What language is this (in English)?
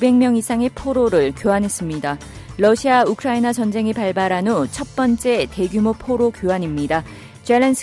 Korean